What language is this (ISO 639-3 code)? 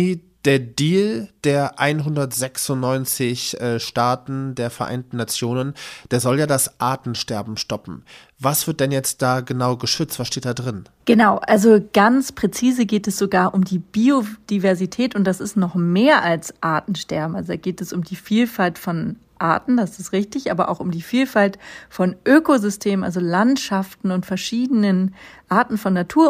deu